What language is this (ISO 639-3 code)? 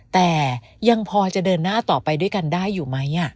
tha